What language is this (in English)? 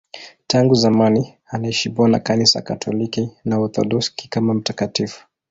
Swahili